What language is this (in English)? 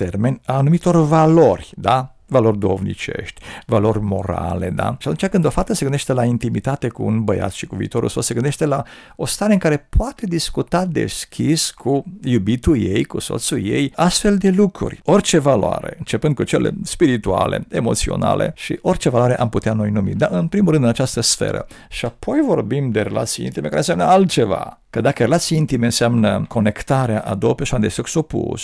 Romanian